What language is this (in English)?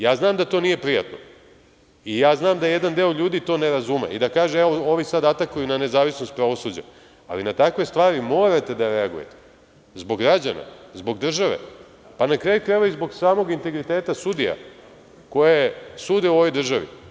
Serbian